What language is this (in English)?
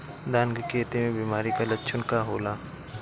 Bhojpuri